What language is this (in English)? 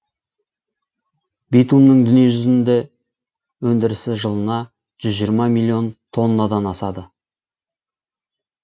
Kazakh